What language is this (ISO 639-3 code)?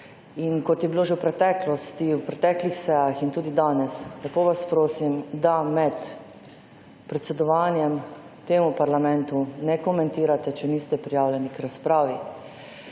slv